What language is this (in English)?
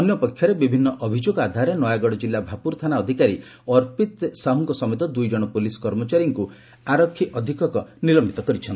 Odia